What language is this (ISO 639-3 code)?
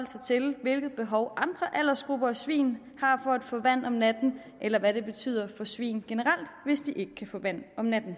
dan